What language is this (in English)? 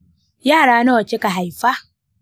Hausa